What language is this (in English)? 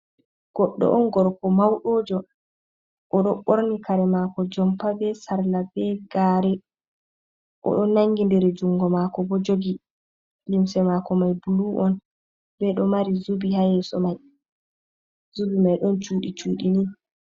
Fula